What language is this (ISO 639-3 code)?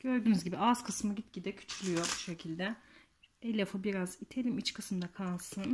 tur